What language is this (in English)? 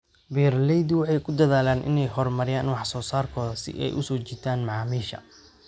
Somali